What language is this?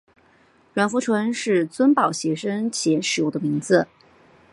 Chinese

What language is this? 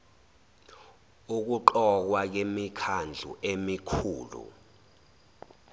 Zulu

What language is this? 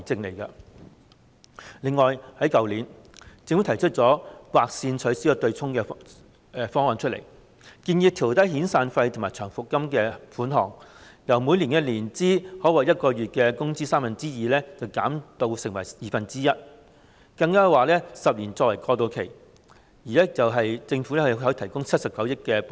Cantonese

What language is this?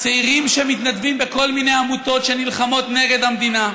Hebrew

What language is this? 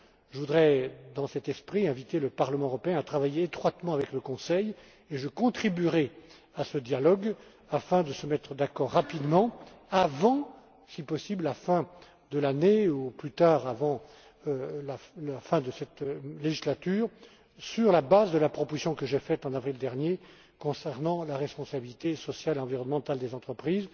French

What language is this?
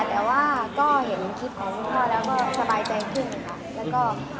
Thai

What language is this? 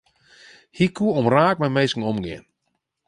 Western Frisian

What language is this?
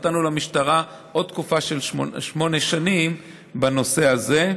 Hebrew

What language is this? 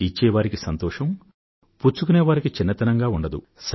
Telugu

